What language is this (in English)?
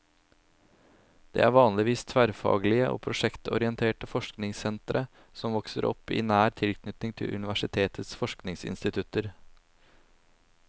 Norwegian